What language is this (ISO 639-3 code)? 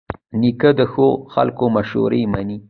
pus